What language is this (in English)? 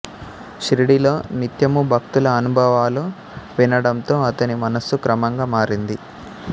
Telugu